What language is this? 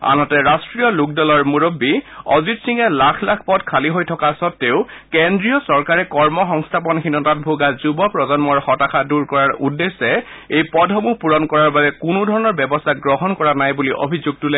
Assamese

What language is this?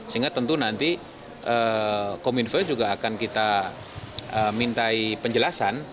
Indonesian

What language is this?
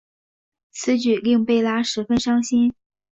Chinese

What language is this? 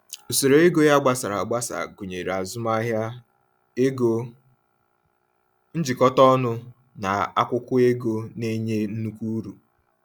Igbo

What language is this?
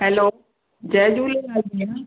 Sindhi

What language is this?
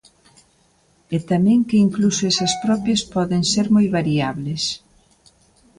Galician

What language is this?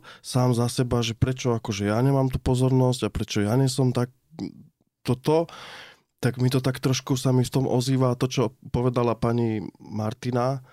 Slovak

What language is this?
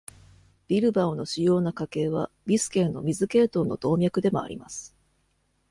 Japanese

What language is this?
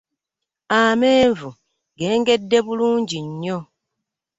Ganda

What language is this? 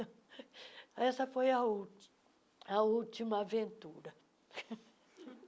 Portuguese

